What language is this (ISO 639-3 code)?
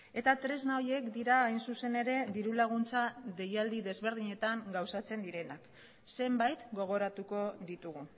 eus